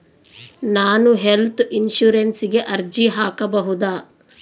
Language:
Kannada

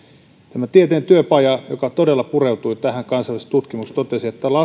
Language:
Finnish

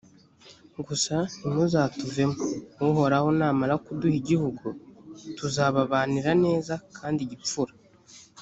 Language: Kinyarwanda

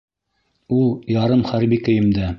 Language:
Bashkir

